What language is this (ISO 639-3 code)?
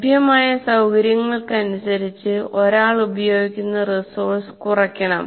mal